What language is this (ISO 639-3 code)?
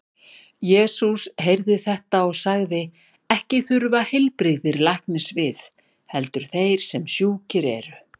isl